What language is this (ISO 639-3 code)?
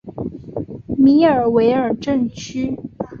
zho